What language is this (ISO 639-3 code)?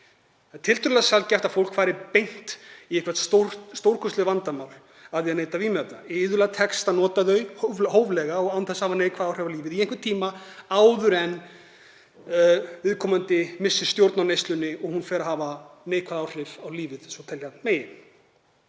isl